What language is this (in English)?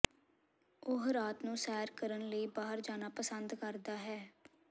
Punjabi